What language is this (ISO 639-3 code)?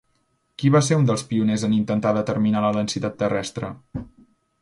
cat